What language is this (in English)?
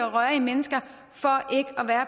Danish